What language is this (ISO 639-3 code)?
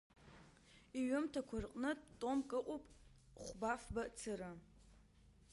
abk